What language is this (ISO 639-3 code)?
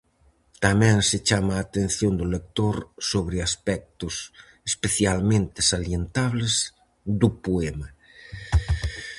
glg